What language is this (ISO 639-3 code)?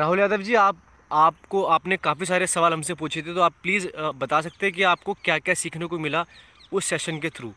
hin